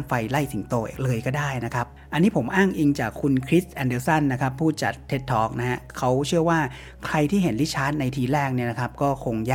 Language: Thai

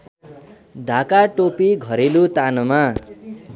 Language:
Nepali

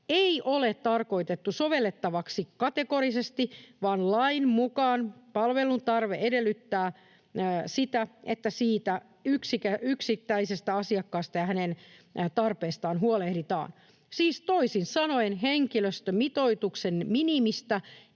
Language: Finnish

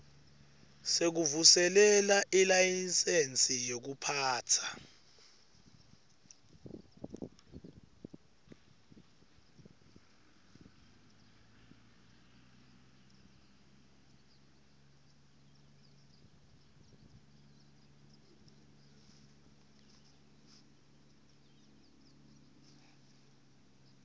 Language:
Swati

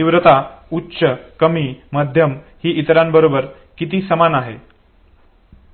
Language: Marathi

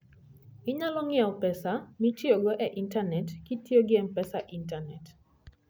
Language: Luo (Kenya and Tanzania)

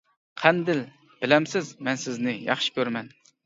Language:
Uyghur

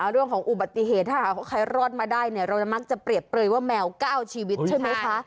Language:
Thai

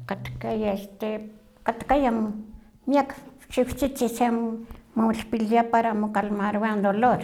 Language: Huaxcaleca Nahuatl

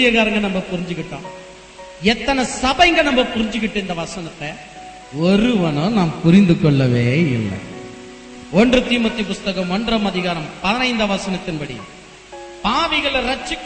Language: Tamil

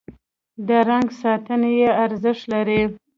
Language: Pashto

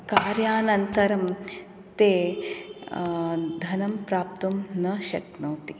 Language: Sanskrit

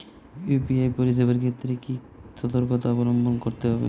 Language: Bangla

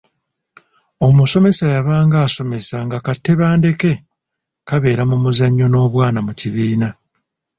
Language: Ganda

